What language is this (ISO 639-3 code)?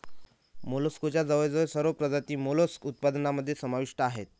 mar